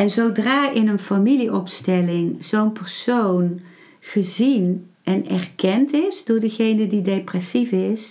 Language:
Dutch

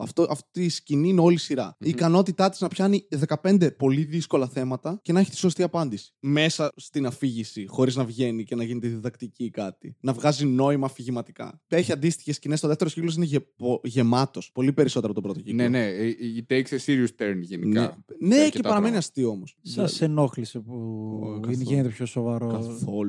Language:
Greek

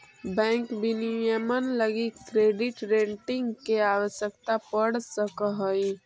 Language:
Magahi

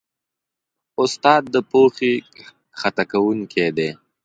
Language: Pashto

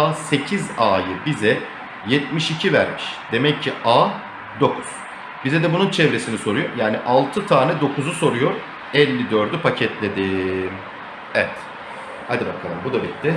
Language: Turkish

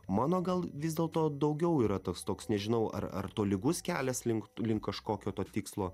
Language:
Lithuanian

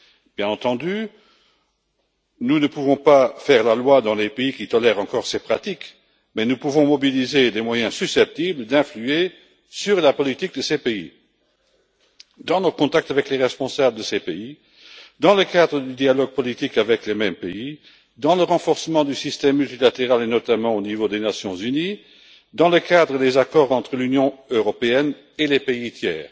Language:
French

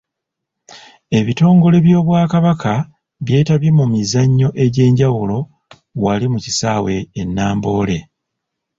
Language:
Ganda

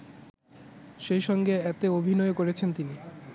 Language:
Bangla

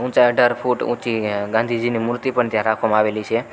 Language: Gujarati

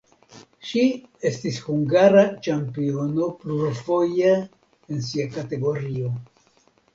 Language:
Esperanto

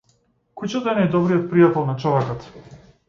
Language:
Macedonian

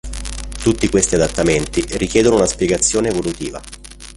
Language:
Italian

